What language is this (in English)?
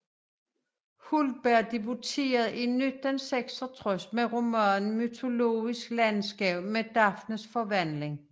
Danish